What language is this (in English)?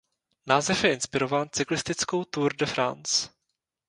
Czech